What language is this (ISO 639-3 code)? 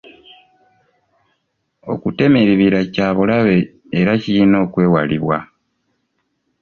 lug